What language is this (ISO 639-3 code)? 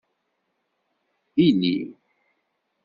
kab